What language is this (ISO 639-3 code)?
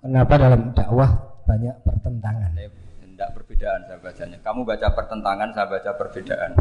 ind